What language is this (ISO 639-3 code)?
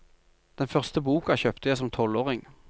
nor